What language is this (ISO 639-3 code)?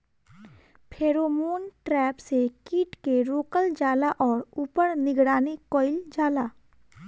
bho